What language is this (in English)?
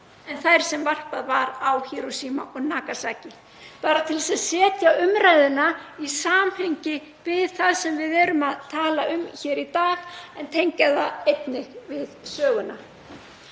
Icelandic